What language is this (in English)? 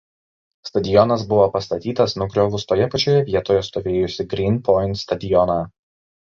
Lithuanian